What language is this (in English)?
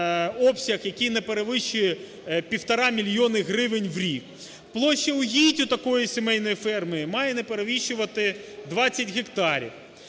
Ukrainian